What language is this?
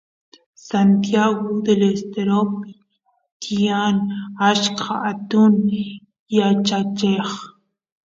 Santiago del Estero Quichua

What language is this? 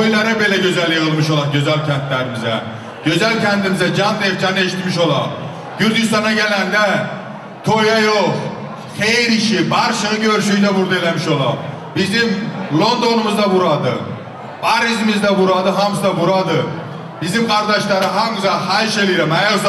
Turkish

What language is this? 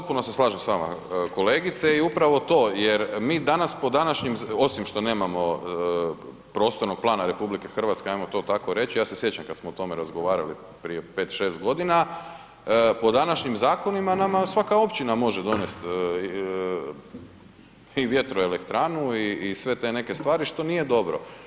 Croatian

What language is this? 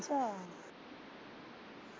Punjabi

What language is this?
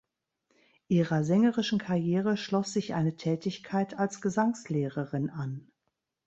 German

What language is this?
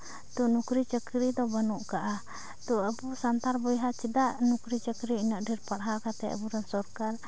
Santali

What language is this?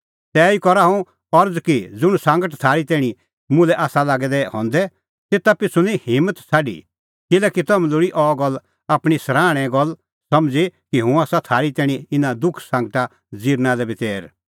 Kullu Pahari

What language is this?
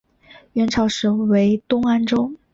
Chinese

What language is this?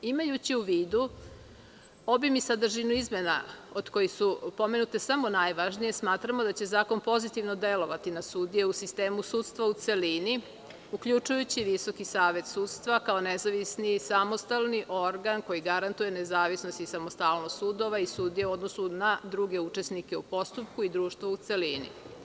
Serbian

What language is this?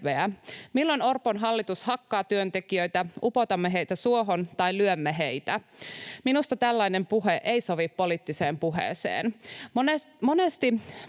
Finnish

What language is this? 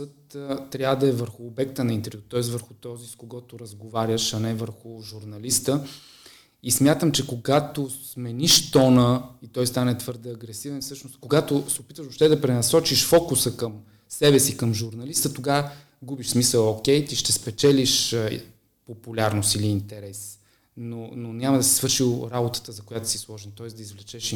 Bulgarian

